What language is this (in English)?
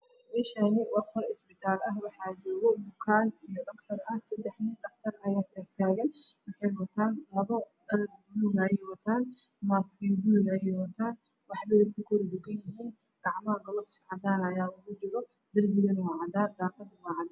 Somali